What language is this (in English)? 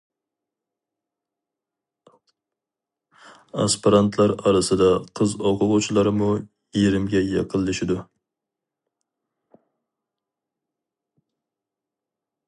Uyghur